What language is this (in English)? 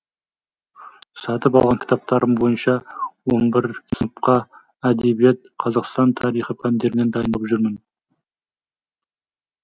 Kazakh